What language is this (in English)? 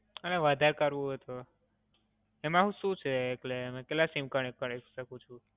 Gujarati